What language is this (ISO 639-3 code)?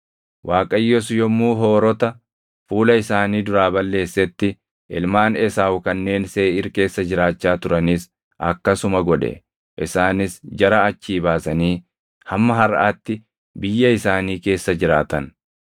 orm